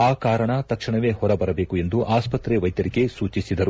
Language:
Kannada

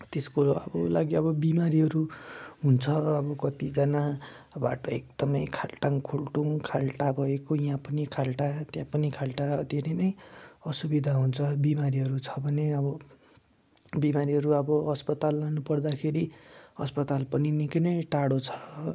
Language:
Nepali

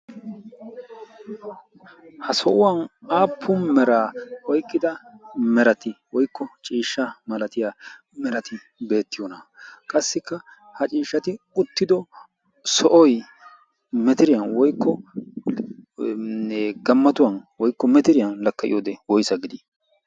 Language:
Wolaytta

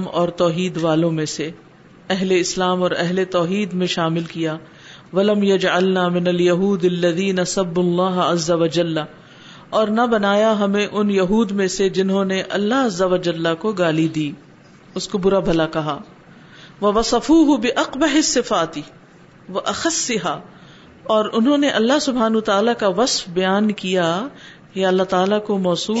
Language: Urdu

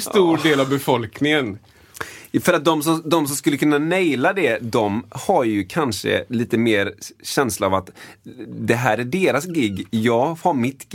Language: Swedish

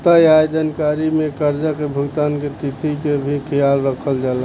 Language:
Bhojpuri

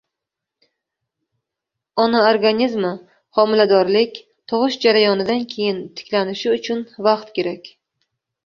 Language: Uzbek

